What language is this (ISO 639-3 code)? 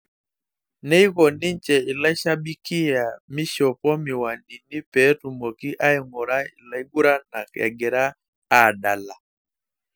mas